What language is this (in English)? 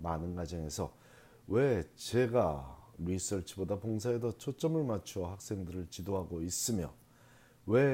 Korean